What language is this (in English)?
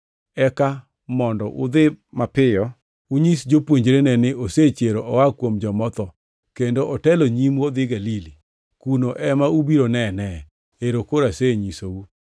Luo (Kenya and Tanzania)